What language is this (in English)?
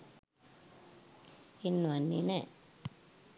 Sinhala